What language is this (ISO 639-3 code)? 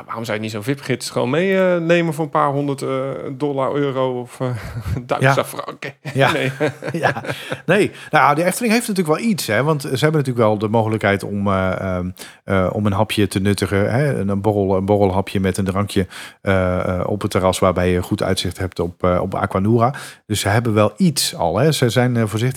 nld